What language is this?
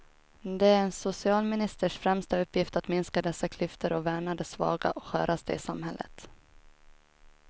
Swedish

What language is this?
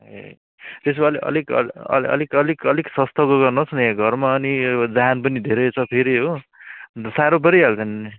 Nepali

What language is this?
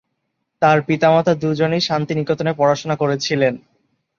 Bangla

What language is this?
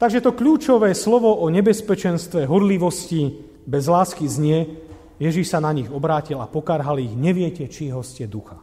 Slovak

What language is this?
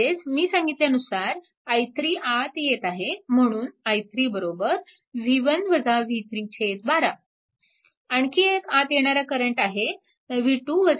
Marathi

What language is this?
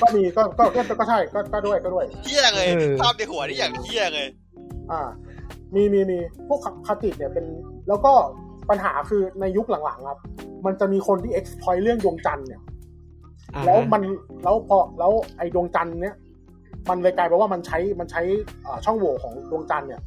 Thai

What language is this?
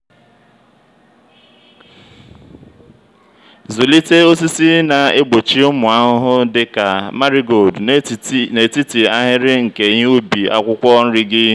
Igbo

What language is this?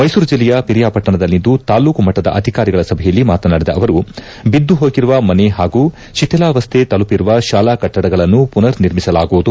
Kannada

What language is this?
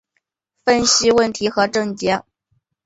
Chinese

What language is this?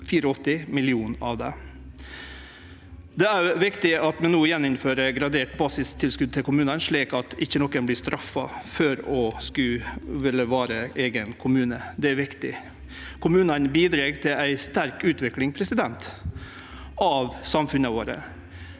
Norwegian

